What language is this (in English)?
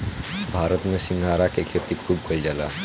Bhojpuri